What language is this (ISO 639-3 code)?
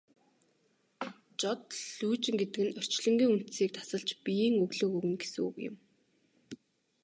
mon